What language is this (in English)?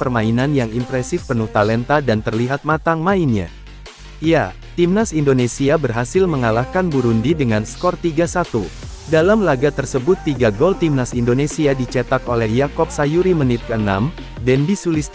Indonesian